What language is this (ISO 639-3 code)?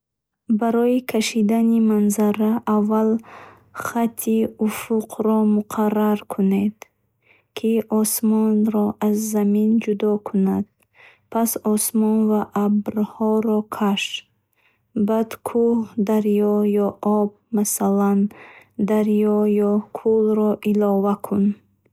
bhh